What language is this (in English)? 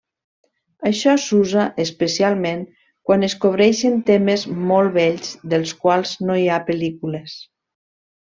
Catalan